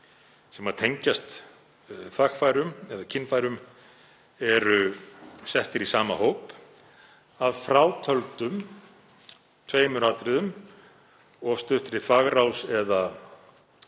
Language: Icelandic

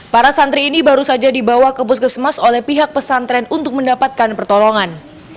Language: Indonesian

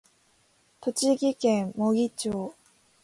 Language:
Japanese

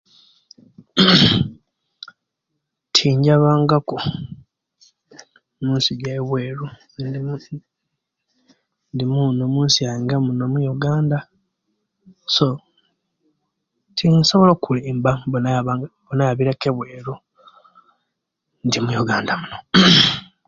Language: Kenyi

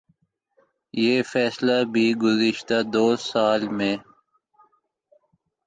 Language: Urdu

